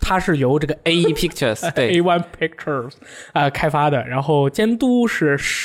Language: Chinese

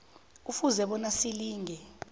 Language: South Ndebele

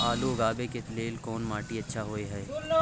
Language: Maithili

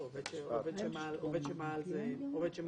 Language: Hebrew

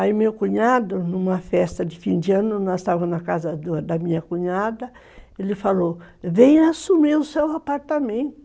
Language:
Portuguese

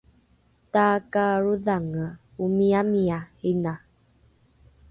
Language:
Rukai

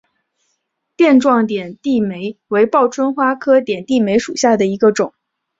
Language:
Chinese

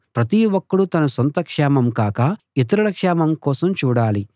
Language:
Telugu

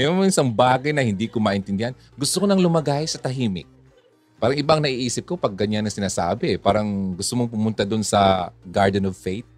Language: Filipino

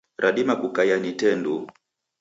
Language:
Taita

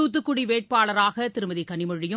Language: Tamil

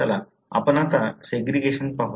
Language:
Marathi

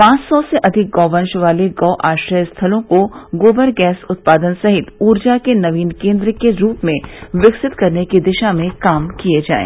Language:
Hindi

